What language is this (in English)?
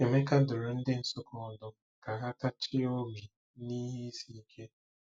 Igbo